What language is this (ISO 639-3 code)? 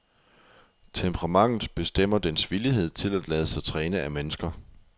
dan